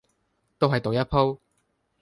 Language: Cantonese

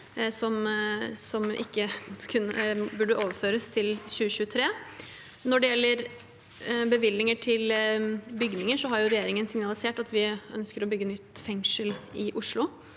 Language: Norwegian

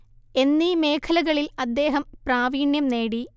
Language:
Malayalam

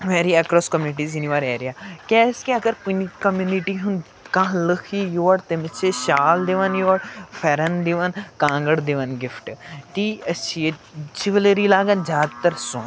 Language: Kashmiri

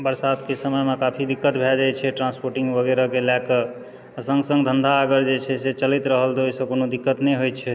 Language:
Maithili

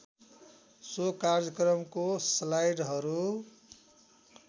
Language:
Nepali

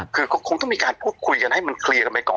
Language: Thai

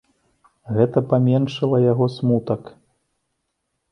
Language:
Belarusian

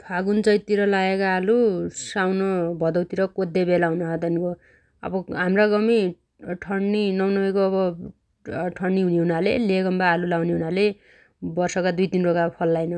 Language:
Dotyali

